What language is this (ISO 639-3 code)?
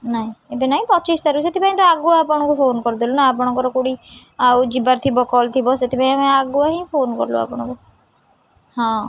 ori